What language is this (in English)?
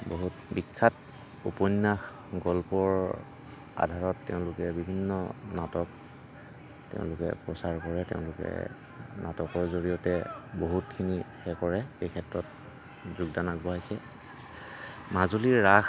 Assamese